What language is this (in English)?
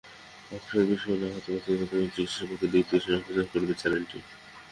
Bangla